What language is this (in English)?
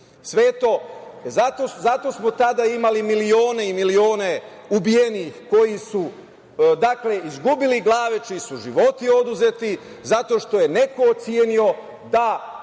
Serbian